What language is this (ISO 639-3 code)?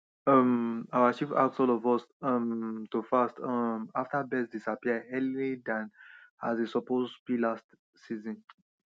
pcm